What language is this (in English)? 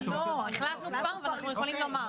Hebrew